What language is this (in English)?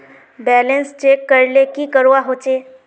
Magahi